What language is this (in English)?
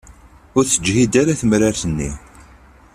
Kabyle